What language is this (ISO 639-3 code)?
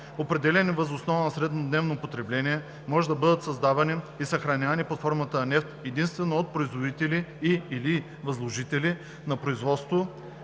bul